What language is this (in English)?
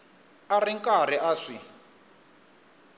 Tsonga